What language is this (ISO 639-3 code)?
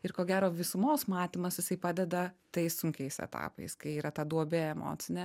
lit